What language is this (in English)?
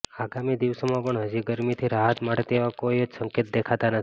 Gujarati